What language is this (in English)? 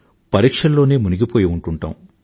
Telugu